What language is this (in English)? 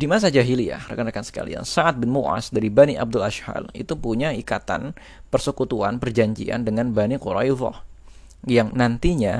Indonesian